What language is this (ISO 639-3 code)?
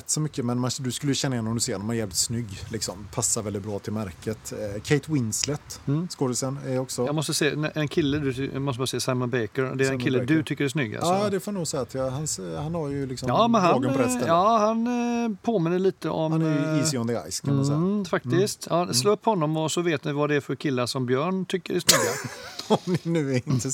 swe